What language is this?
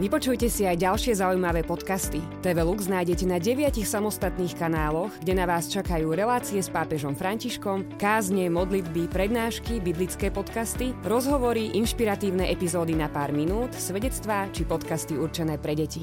Slovak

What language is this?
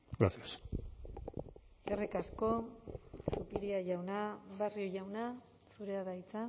Basque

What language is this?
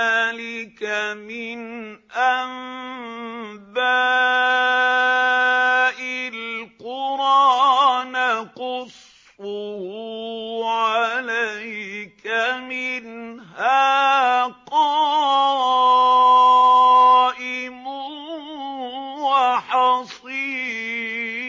Arabic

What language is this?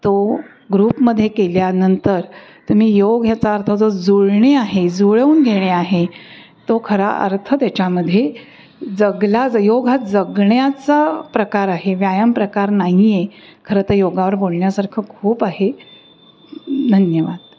Marathi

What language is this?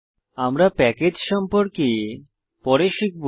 Bangla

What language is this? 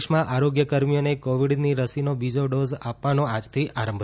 Gujarati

